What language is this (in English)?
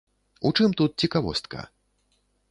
Belarusian